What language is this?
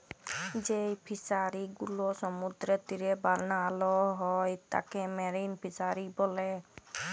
Bangla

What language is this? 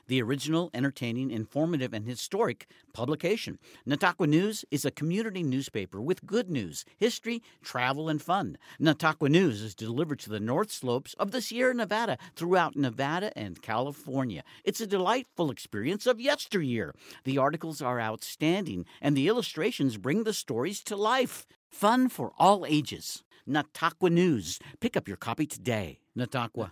English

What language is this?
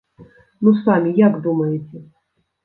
Belarusian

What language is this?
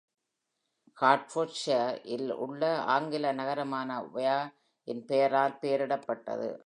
Tamil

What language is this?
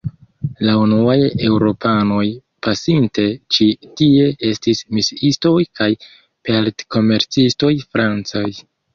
Esperanto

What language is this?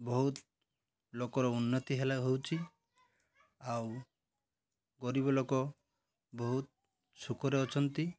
Odia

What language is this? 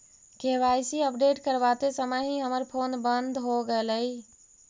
Magahi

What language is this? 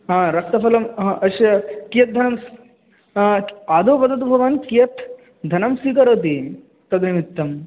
Sanskrit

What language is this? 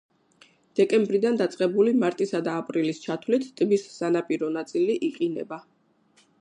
Georgian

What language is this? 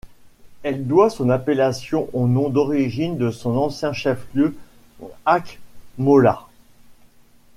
French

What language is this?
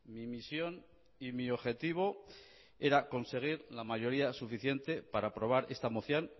Spanish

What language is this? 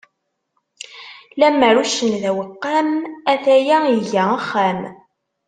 Kabyle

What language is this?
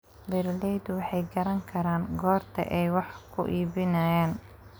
Somali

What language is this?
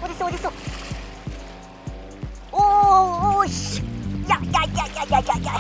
Korean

